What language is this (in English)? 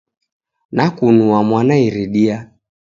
Taita